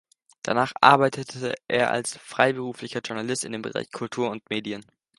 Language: German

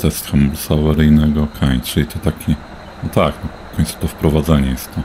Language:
Polish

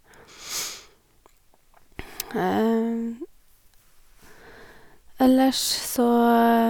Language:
Norwegian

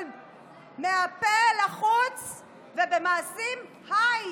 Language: Hebrew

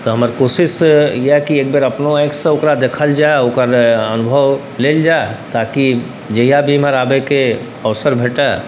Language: Maithili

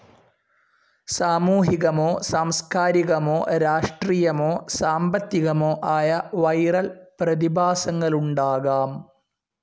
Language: Malayalam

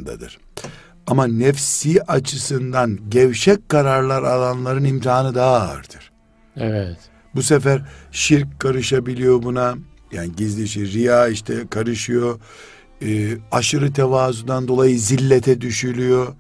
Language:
Turkish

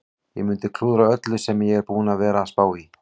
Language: Icelandic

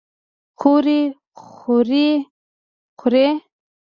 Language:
Pashto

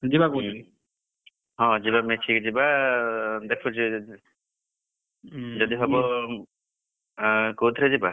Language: Odia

